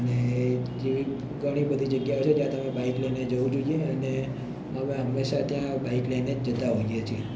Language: Gujarati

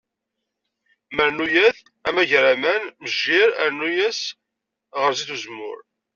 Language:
Kabyle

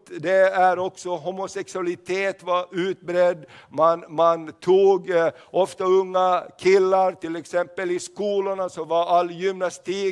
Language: Swedish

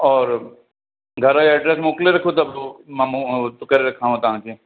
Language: Sindhi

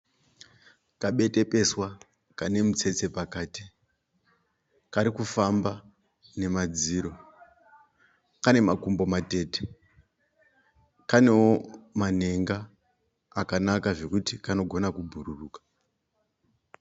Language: Shona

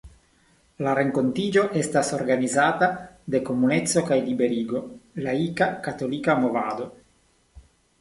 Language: Esperanto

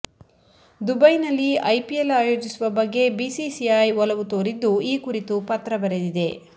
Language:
Kannada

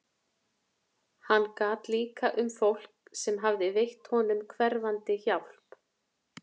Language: Icelandic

